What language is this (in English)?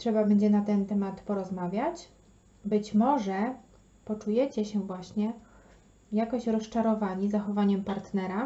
Polish